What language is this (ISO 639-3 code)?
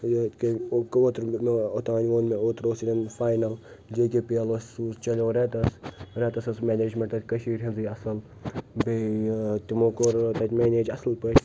kas